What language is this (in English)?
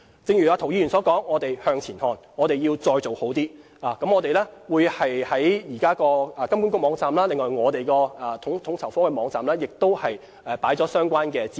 Cantonese